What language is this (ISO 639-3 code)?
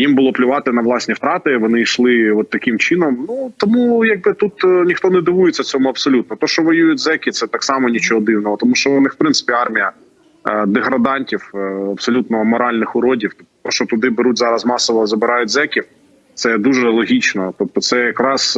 ukr